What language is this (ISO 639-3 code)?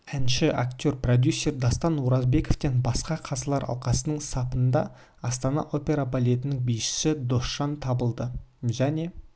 kaz